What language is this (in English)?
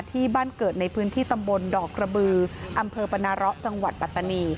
Thai